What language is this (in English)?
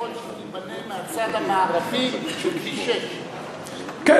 Hebrew